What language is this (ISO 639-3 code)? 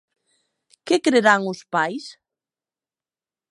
glg